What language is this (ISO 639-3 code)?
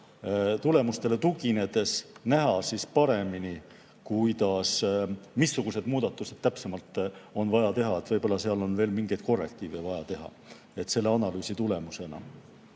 est